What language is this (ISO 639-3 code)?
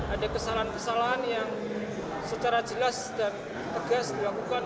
ind